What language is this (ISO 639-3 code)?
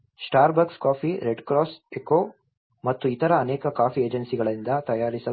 kan